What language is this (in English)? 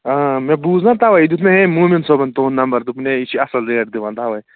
Kashmiri